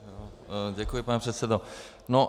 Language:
Czech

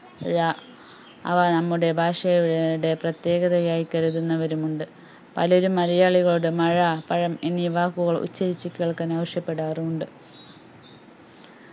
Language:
Malayalam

